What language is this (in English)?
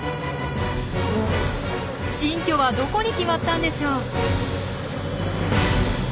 Japanese